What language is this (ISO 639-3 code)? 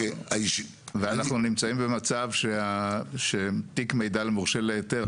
heb